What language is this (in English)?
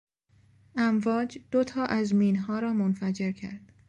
Persian